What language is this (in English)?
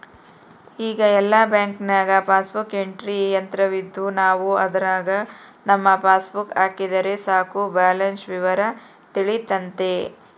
Kannada